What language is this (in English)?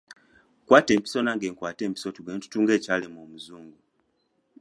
Ganda